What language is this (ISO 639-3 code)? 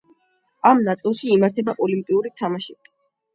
kat